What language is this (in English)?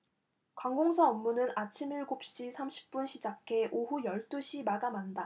Korean